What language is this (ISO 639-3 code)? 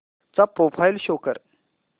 mar